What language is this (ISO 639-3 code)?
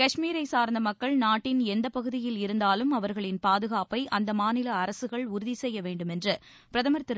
tam